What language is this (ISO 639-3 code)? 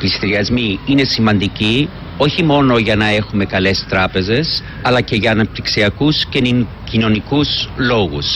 ell